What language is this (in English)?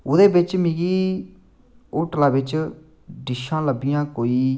Dogri